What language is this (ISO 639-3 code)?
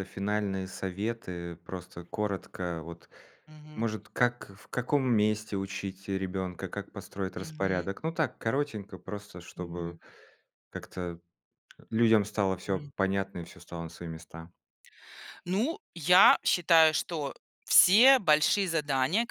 rus